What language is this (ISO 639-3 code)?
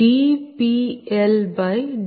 tel